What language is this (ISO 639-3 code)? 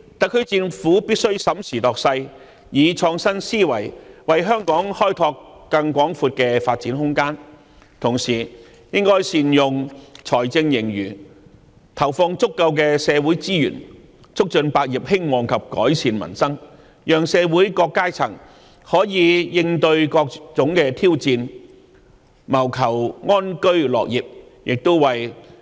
yue